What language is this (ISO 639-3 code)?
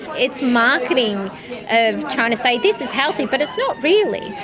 eng